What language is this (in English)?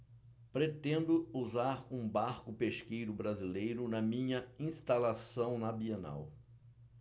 Portuguese